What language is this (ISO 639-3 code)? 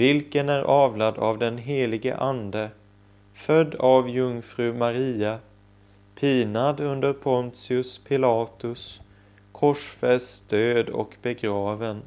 swe